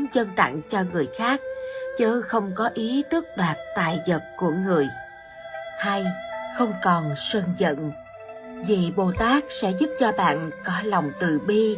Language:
Vietnamese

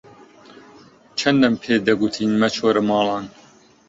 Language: Central Kurdish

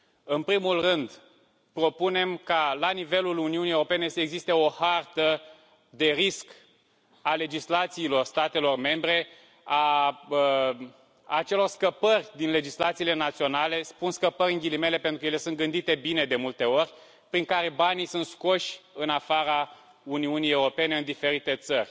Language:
Romanian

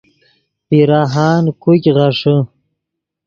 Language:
Yidgha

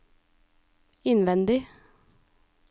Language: Norwegian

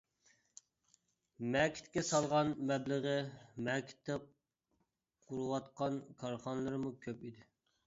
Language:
Uyghur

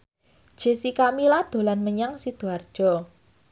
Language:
Javanese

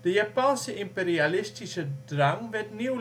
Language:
Dutch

